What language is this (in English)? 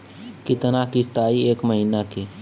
Bhojpuri